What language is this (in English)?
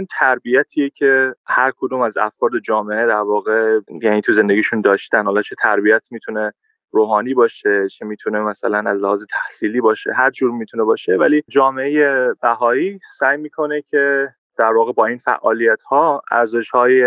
Persian